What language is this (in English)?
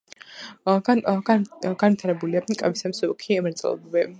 Georgian